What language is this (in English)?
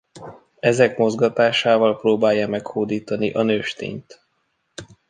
Hungarian